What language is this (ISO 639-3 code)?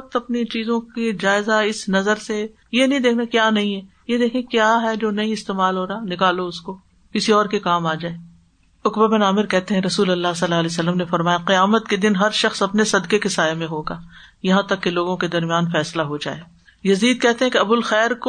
urd